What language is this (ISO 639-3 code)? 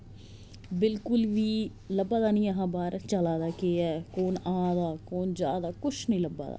doi